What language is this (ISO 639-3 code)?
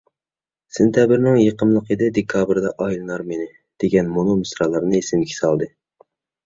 uig